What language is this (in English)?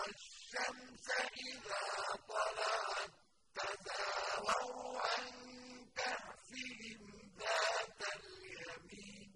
Arabic